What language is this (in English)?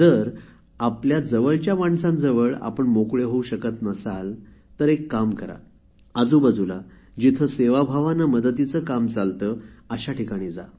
Marathi